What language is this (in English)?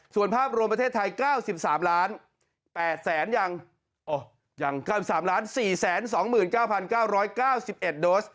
Thai